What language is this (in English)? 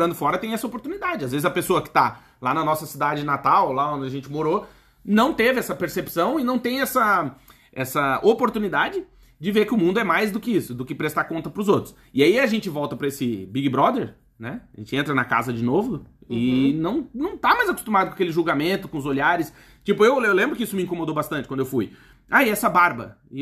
Portuguese